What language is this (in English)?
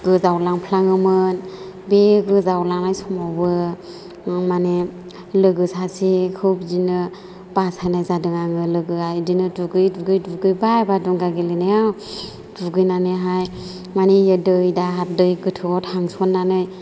Bodo